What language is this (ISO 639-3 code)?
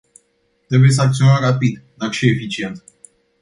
ron